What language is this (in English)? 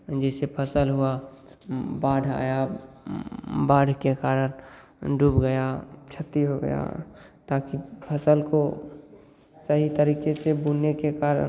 Hindi